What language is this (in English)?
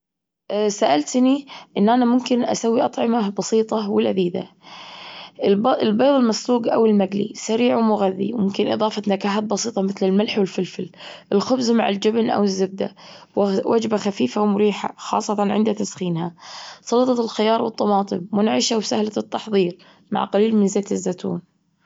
Gulf Arabic